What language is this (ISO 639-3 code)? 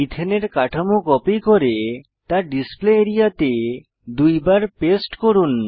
ben